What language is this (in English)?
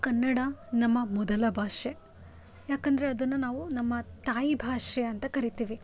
Kannada